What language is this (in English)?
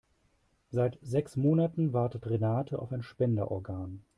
German